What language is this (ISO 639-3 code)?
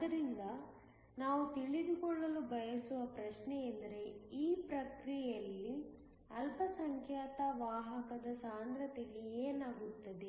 kan